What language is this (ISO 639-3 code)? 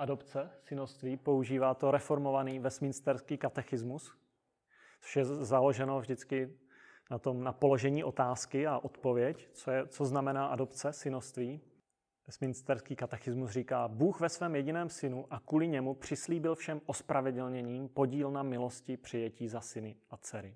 ces